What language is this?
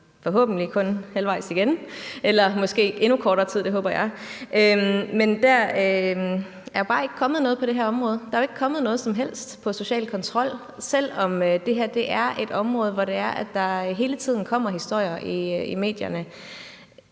Danish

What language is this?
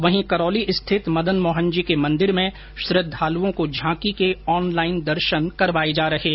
Hindi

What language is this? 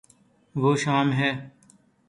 Urdu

